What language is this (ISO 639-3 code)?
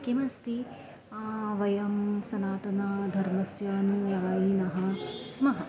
san